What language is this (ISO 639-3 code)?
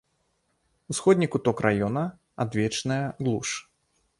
bel